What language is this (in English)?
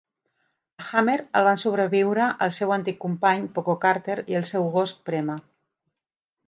Catalan